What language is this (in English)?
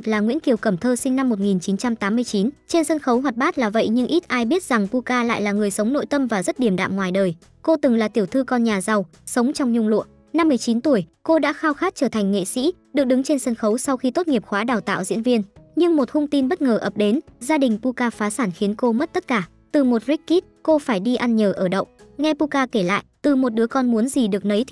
Vietnamese